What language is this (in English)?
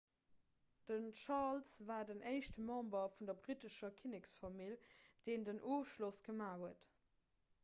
Luxembourgish